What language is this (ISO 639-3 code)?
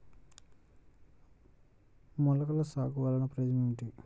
tel